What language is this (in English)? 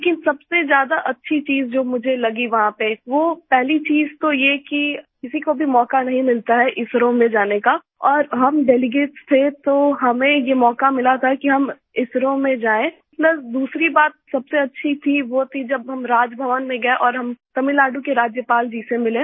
Hindi